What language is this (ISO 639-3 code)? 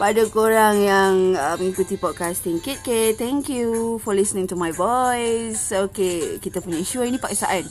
msa